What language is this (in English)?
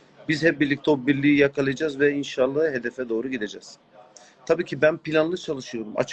Turkish